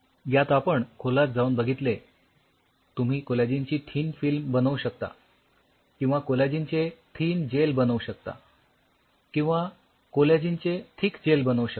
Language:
Marathi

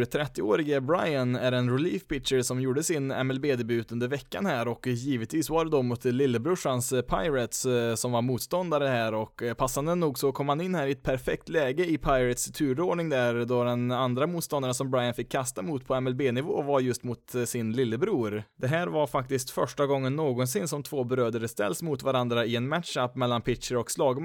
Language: Swedish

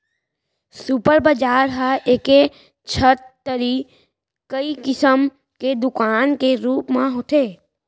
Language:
Chhattisgarhi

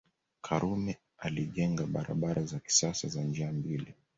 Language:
Swahili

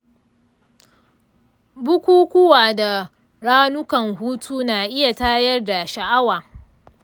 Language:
Hausa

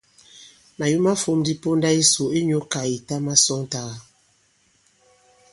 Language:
Bankon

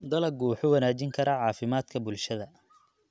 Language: Somali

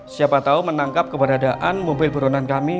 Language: Indonesian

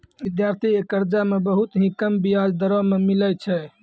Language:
Maithili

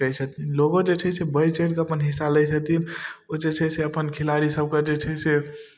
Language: Maithili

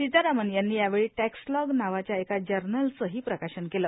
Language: Marathi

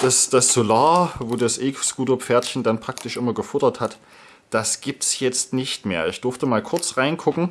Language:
German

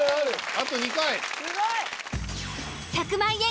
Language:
Japanese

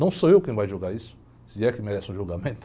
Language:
Portuguese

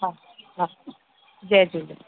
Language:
Sindhi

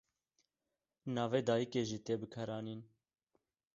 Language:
Kurdish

